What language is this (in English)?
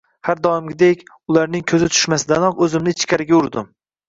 Uzbek